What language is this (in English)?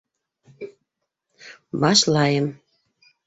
Bashkir